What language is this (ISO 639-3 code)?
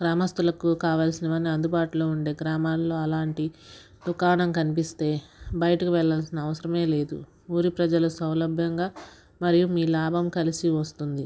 tel